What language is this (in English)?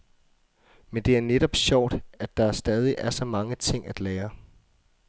Danish